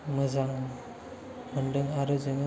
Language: Bodo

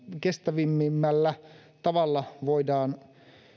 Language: Finnish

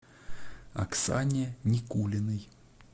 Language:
Russian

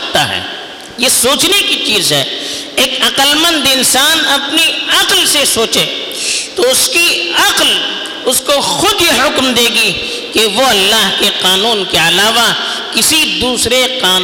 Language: Urdu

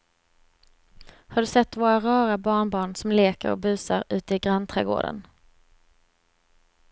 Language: Swedish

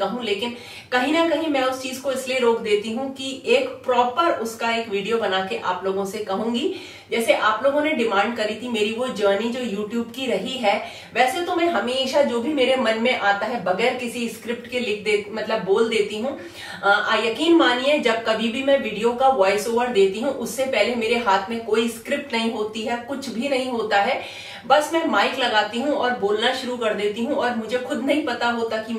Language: Hindi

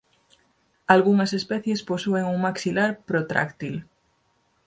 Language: Galician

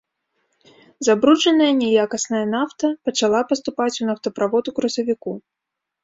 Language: Belarusian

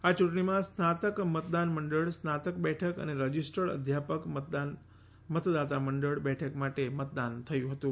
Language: Gujarati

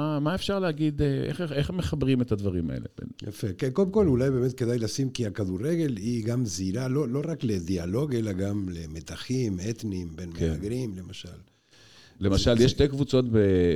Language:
Hebrew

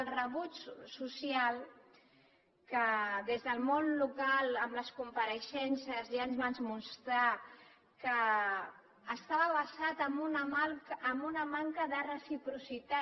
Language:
Catalan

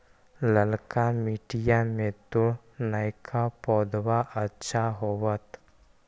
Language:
Magahi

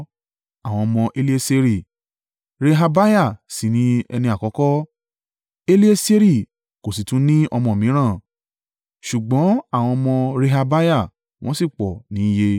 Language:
Yoruba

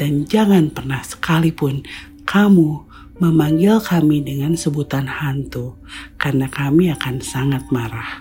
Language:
Indonesian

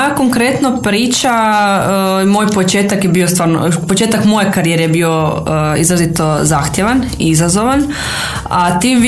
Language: Croatian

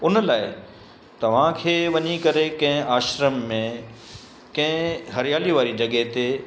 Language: Sindhi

